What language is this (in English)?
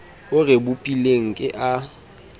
Southern Sotho